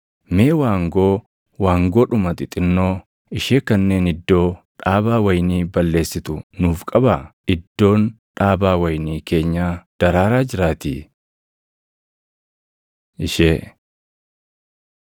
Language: Oromo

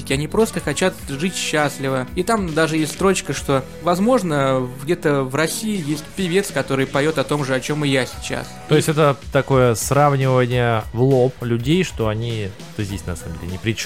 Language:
Russian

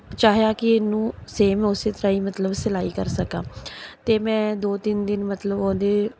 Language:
Punjabi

